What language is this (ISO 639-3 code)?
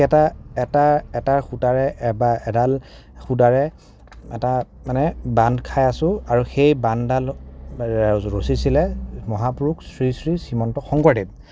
asm